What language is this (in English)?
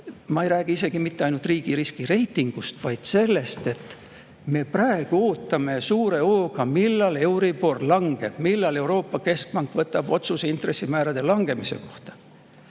Estonian